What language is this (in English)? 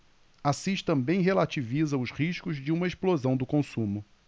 Portuguese